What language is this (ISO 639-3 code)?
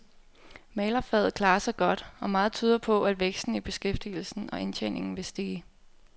dan